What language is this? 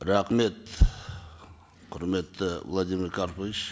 Kazakh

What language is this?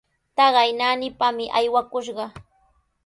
Sihuas Ancash Quechua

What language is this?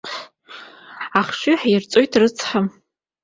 Abkhazian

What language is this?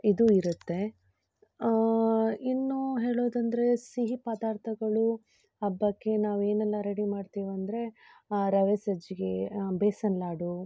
Kannada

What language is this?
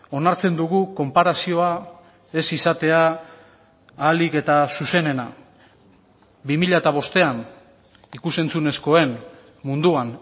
Basque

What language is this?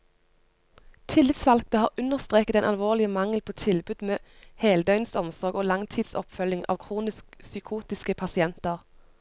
Norwegian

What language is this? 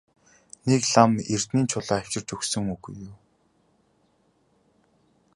Mongolian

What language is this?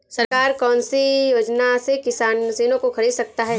Hindi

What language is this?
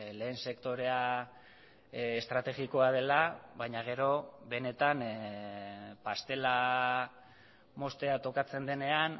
Basque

